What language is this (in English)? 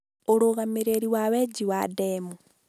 Kikuyu